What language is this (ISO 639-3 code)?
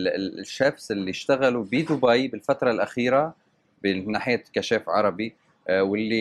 ara